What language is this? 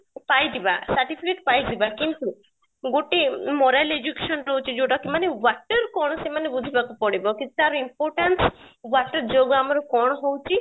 Odia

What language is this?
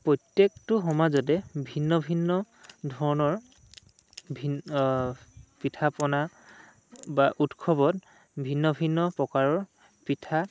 Assamese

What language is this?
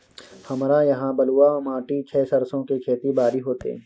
Maithili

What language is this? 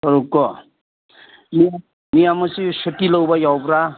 Manipuri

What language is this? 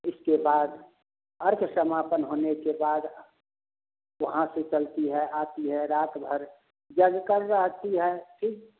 Hindi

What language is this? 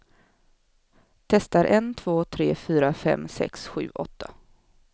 Swedish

